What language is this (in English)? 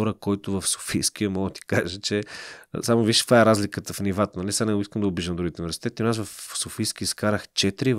Bulgarian